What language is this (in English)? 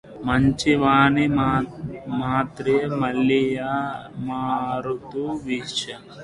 Telugu